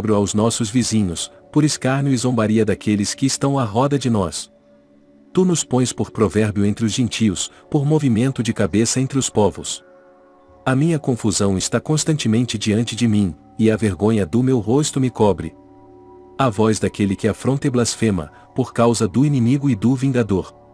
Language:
Portuguese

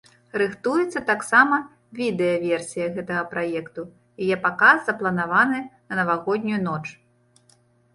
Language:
Belarusian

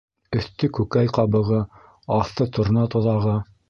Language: Bashkir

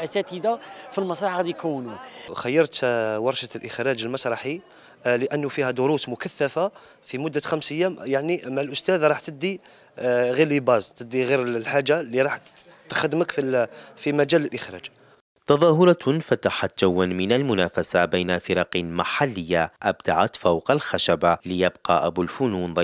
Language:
Arabic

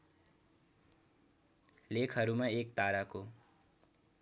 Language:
Nepali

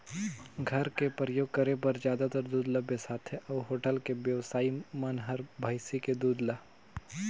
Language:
Chhattisgarhi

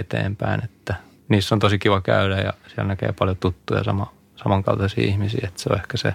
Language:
Finnish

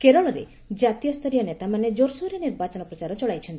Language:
Odia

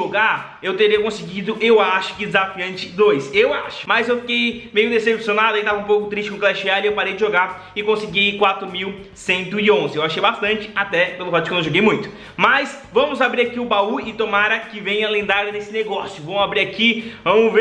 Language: Portuguese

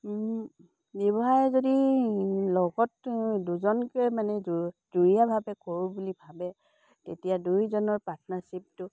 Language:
Assamese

